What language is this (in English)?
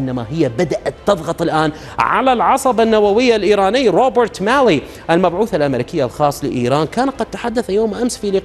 Arabic